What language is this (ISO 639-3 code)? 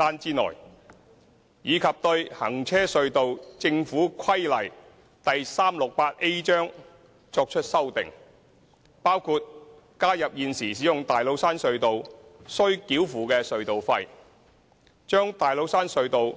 yue